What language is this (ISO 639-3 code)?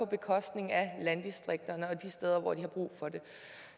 dan